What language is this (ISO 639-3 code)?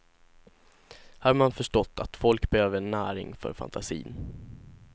swe